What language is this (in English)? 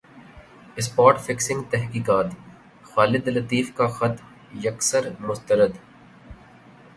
Urdu